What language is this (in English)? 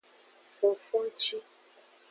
Aja (Benin)